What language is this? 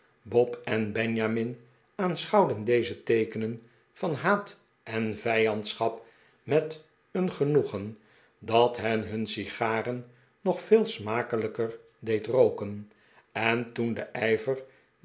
Dutch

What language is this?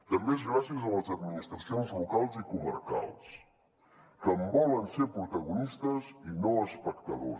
Catalan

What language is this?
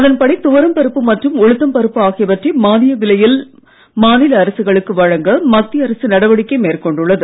Tamil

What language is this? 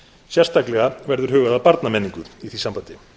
Icelandic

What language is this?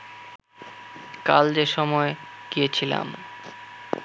Bangla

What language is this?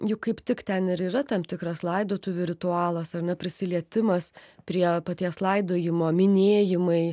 Lithuanian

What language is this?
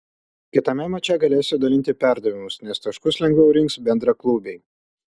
Lithuanian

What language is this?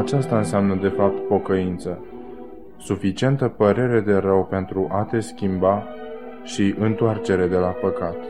Romanian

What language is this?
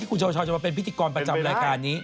Thai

